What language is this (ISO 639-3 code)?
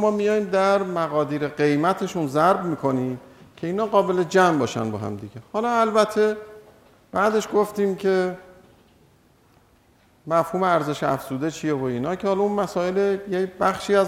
fas